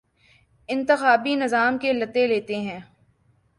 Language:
Urdu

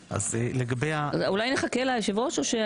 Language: Hebrew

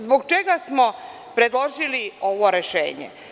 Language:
Serbian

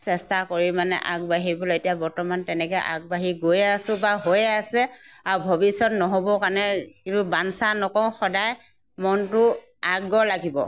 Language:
Assamese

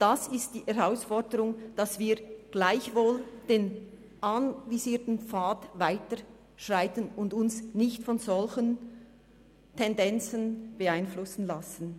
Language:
Swiss German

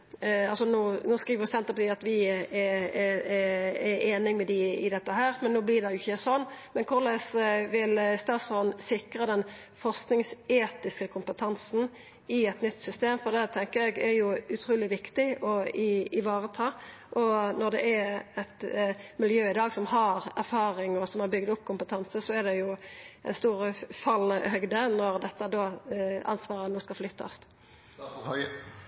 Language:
Norwegian Nynorsk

